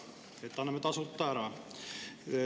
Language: Estonian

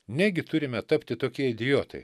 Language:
Lithuanian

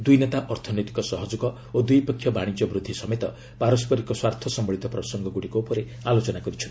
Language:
Odia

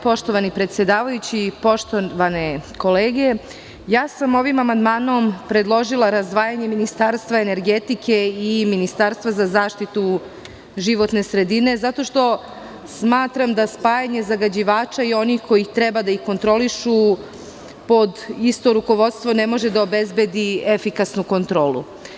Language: Serbian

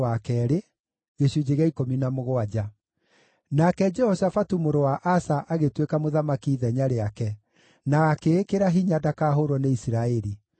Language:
Kikuyu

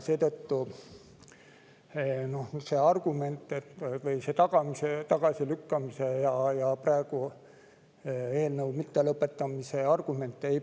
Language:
Estonian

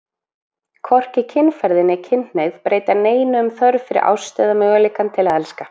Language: Icelandic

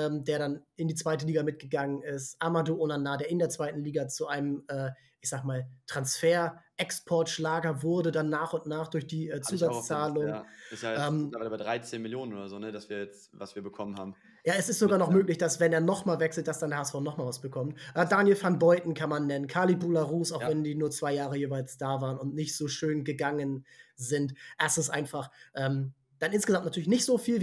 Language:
German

